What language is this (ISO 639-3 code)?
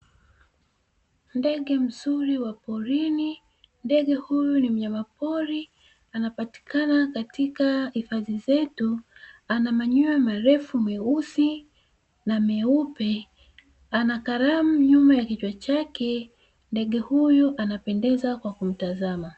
swa